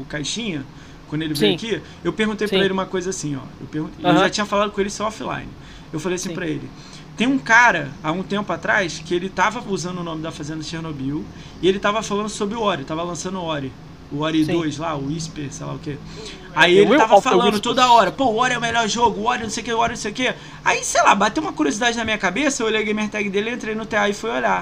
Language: Portuguese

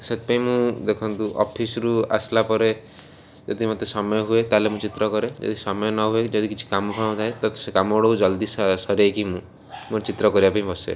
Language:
Odia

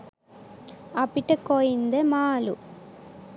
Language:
Sinhala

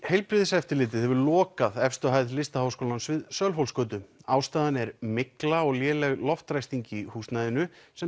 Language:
Icelandic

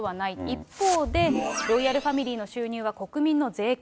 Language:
Japanese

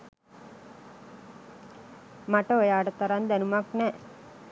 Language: Sinhala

